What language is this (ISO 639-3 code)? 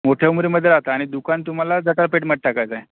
mar